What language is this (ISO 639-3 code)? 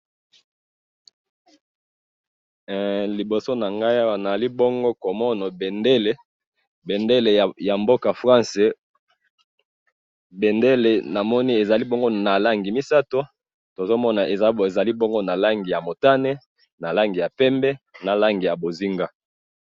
lin